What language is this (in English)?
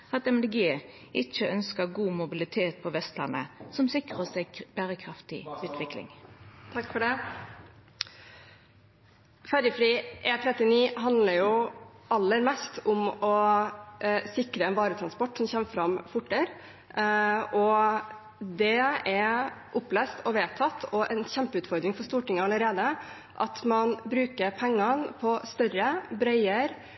Norwegian